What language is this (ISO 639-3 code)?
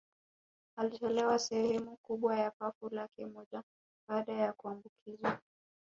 swa